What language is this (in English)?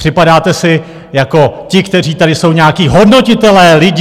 Czech